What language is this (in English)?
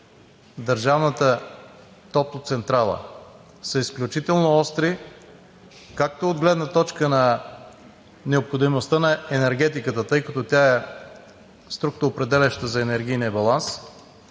Bulgarian